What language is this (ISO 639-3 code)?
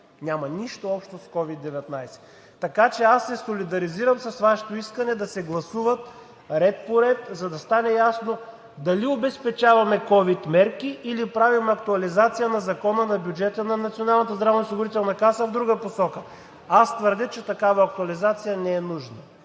bul